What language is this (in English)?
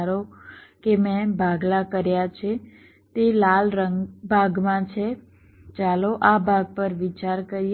Gujarati